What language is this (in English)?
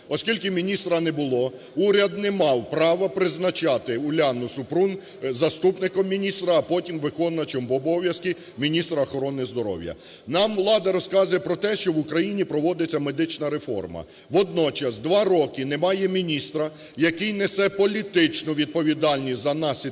Ukrainian